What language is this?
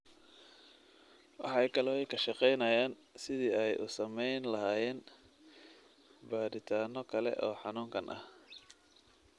Somali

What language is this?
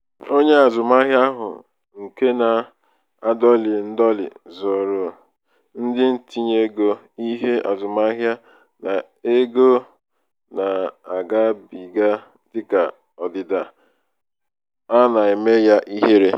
Igbo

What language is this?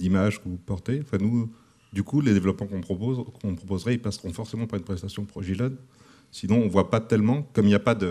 French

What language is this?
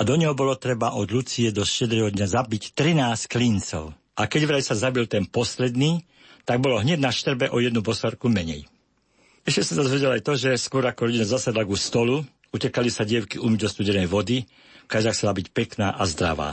Slovak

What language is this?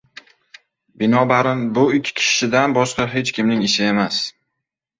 Uzbek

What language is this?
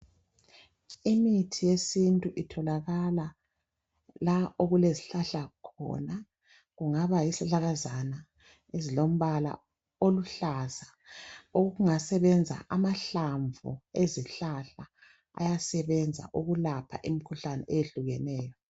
North Ndebele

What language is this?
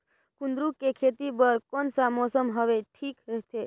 Chhattisgarhi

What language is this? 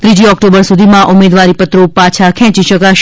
Gujarati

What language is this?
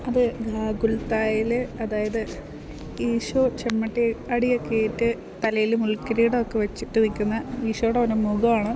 Malayalam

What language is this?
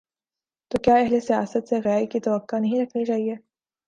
Urdu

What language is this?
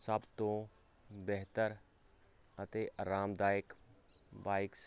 Punjabi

